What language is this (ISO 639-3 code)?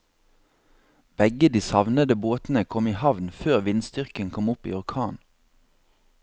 nor